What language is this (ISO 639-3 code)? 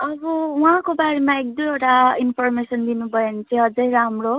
nep